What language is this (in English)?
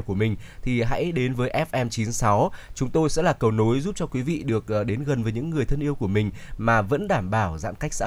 Vietnamese